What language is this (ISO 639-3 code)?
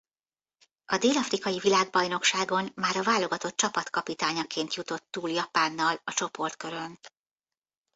hun